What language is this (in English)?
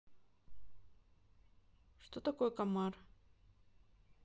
Russian